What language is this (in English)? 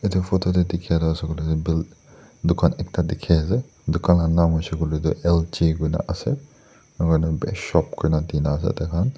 Naga Pidgin